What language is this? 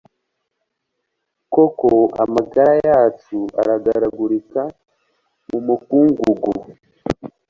Kinyarwanda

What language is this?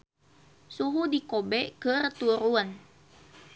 Sundanese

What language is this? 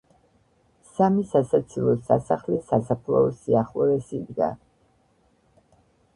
Georgian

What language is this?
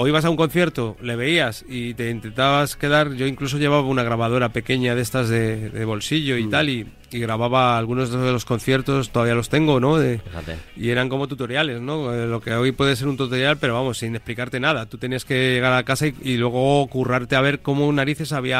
Spanish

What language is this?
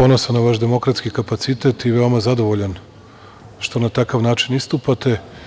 Serbian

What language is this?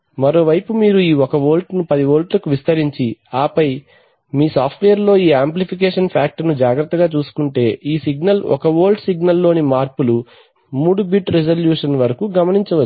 Telugu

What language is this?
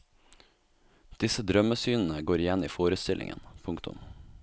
Norwegian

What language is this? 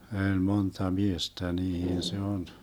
Finnish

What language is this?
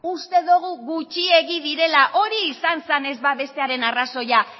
Basque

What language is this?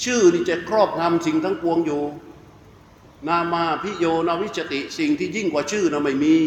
Thai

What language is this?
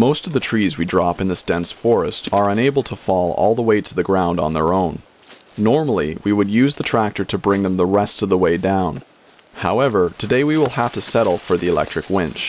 English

